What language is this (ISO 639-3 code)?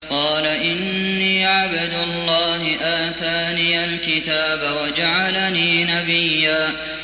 ara